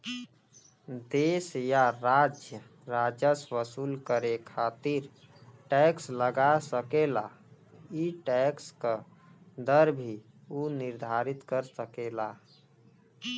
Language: Bhojpuri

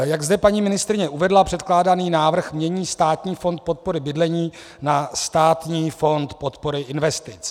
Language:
Czech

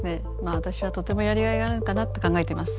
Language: Japanese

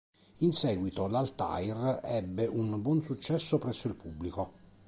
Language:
Italian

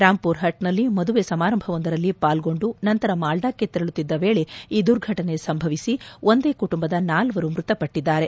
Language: Kannada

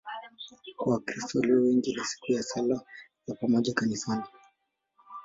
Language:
Swahili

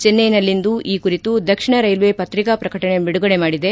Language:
Kannada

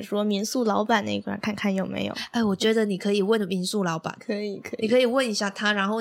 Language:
Chinese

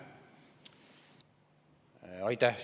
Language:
Estonian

